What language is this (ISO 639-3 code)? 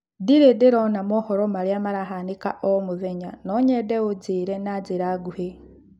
kik